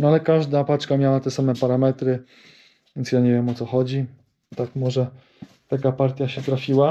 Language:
Polish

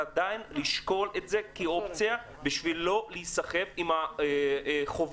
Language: Hebrew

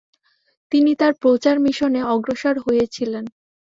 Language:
Bangla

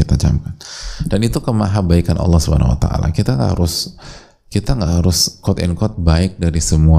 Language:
Indonesian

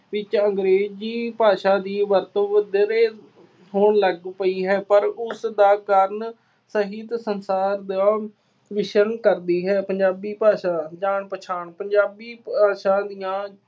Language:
Punjabi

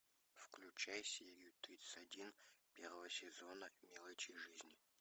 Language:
Russian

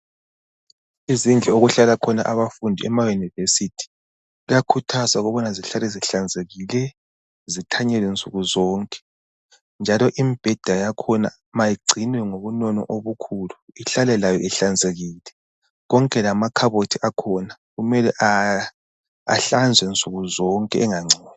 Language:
North Ndebele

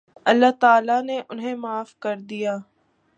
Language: Urdu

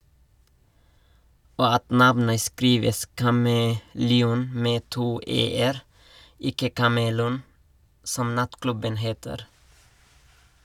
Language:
Norwegian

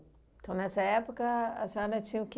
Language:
Portuguese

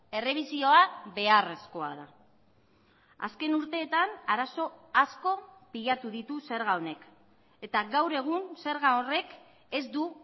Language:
Basque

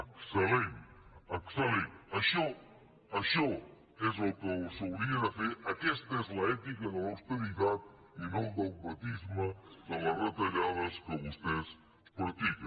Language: Catalan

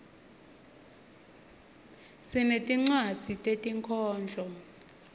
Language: Swati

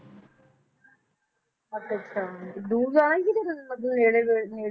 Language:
Punjabi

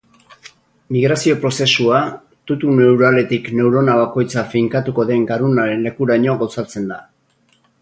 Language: Basque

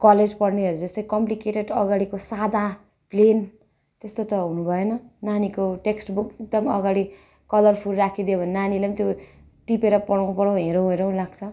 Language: Nepali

